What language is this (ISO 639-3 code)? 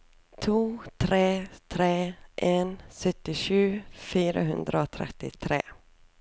nor